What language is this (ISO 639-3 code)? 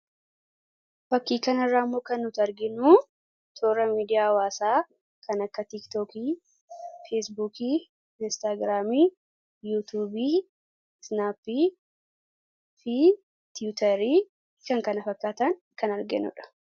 orm